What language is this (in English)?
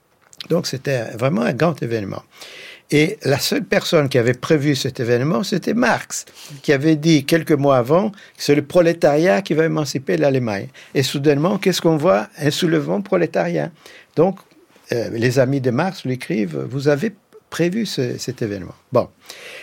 French